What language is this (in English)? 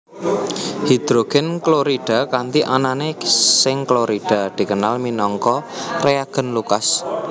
Javanese